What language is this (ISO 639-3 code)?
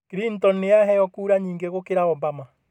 kik